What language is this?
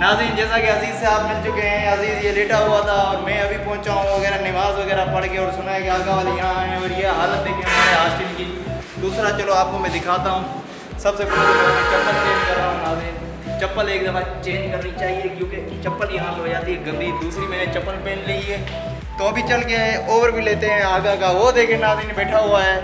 Urdu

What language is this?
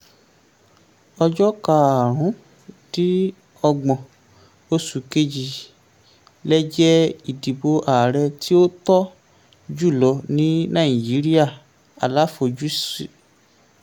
Yoruba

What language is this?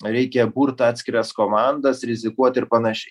Lithuanian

